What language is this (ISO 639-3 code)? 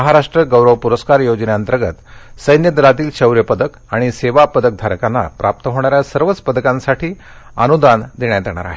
mar